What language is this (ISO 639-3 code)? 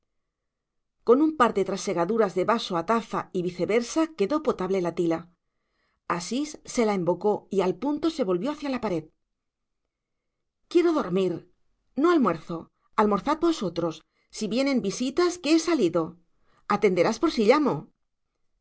spa